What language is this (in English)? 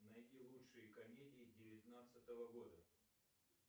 Russian